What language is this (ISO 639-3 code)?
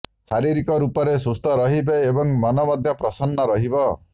ori